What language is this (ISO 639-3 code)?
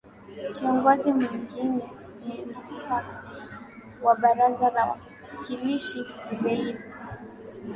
swa